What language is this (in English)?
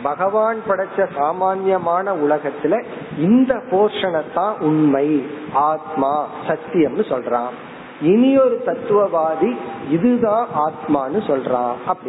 Tamil